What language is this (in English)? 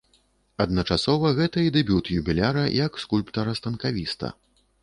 Belarusian